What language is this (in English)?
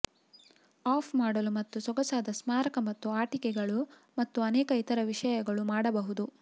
Kannada